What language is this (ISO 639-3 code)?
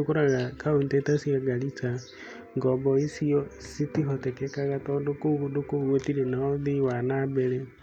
kik